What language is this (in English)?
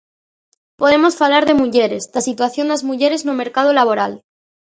Galician